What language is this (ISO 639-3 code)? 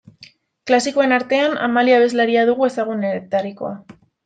eus